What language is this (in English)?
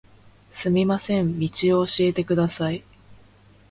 Japanese